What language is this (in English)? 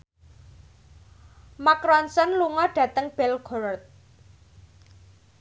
Javanese